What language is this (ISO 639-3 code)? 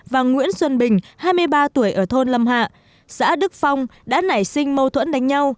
vie